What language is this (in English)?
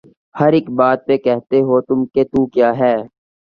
Urdu